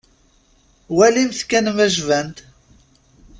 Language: Kabyle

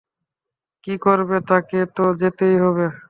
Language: Bangla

